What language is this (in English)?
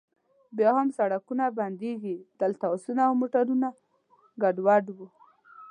Pashto